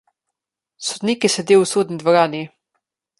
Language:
Slovenian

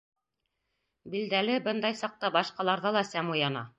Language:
Bashkir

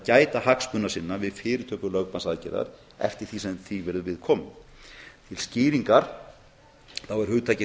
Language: Icelandic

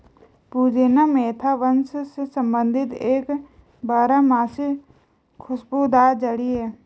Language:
Hindi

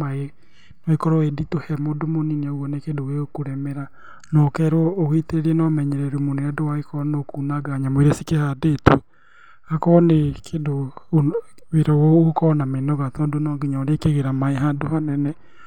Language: Kikuyu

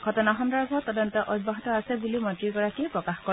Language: Assamese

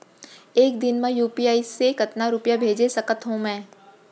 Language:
Chhattisgarhi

